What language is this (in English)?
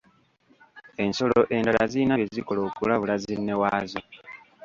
Ganda